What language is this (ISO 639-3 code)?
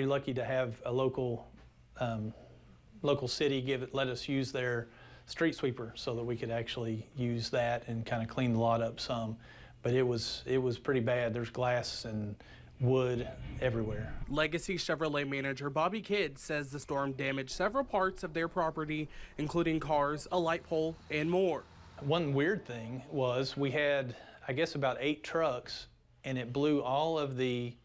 eng